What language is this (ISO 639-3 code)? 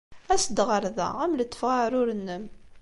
kab